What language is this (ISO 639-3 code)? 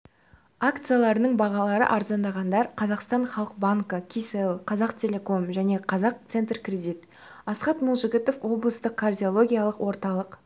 kaz